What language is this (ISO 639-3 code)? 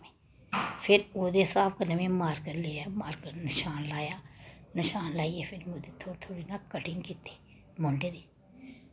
doi